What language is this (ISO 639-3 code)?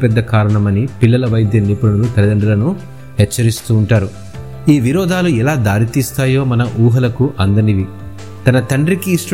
tel